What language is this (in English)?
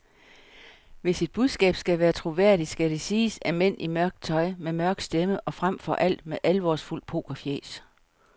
Danish